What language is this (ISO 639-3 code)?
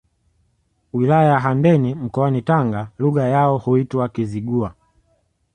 swa